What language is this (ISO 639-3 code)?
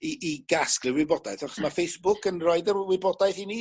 cym